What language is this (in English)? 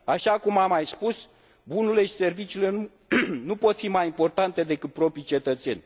Romanian